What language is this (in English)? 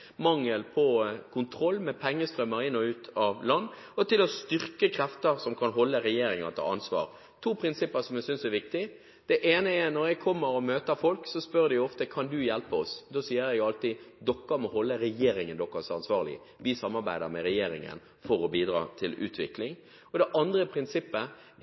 Norwegian Bokmål